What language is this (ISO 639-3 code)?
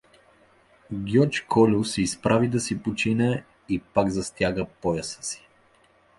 bul